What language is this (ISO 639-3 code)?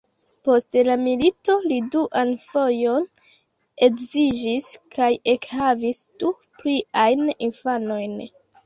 epo